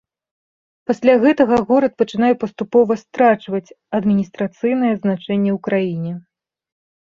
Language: Belarusian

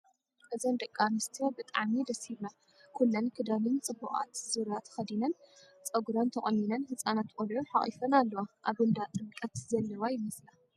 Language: Tigrinya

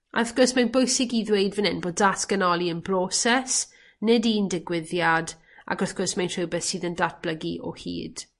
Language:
Welsh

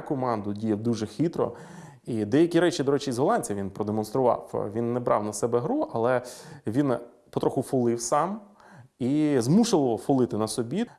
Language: Ukrainian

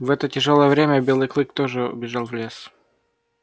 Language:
Russian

